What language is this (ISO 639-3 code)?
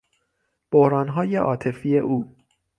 fas